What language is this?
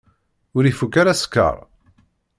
Kabyle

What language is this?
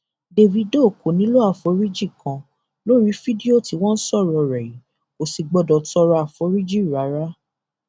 Yoruba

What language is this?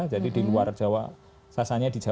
Indonesian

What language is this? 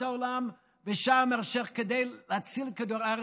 Hebrew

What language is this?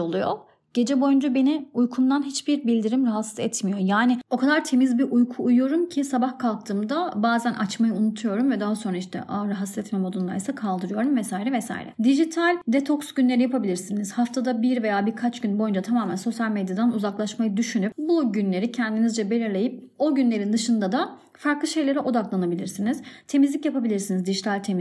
Turkish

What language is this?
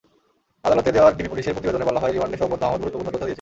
Bangla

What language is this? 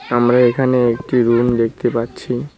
Bangla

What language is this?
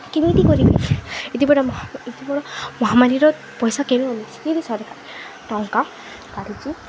Odia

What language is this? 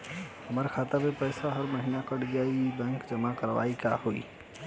Bhojpuri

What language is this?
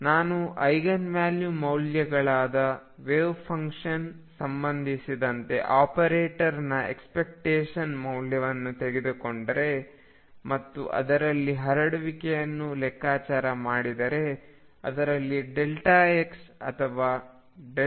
Kannada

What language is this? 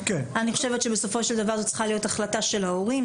Hebrew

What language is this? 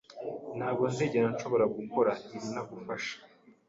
Kinyarwanda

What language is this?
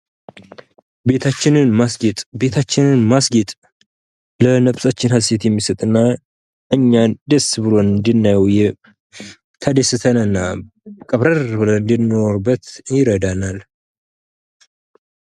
Amharic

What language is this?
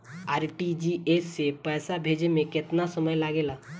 Bhojpuri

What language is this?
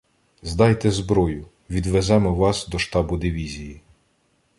Ukrainian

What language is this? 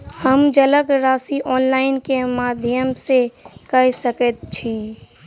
Maithili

